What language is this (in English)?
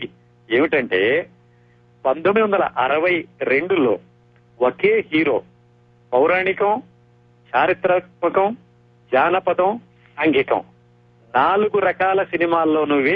Telugu